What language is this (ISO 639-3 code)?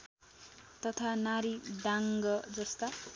nep